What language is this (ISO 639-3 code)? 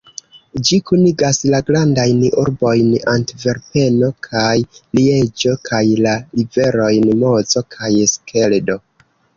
epo